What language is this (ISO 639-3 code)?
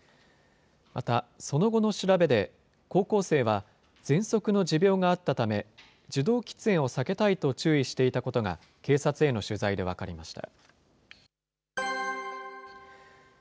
jpn